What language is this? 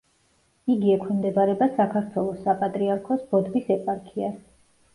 Georgian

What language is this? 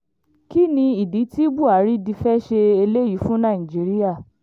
Yoruba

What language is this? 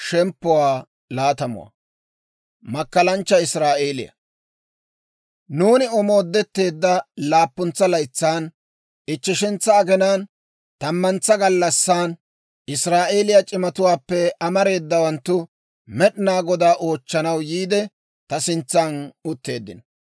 Dawro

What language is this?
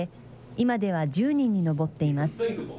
Japanese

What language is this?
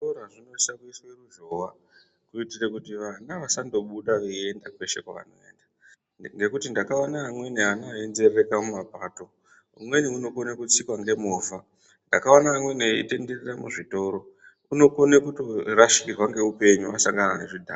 Ndau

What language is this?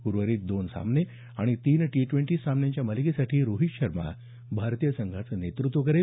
Marathi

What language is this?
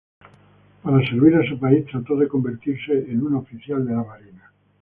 Spanish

